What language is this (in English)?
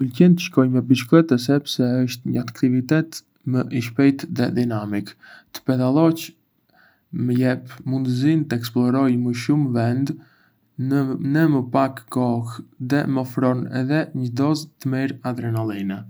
Arbëreshë Albanian